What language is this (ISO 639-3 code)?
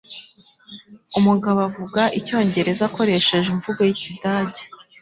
kin